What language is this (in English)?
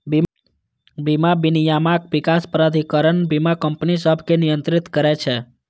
Maithili